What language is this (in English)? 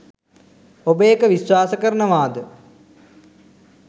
Sinhala